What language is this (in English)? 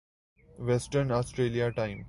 Urdu